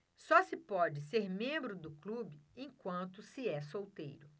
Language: Portuguese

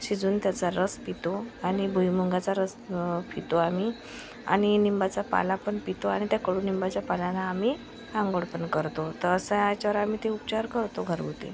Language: Marathi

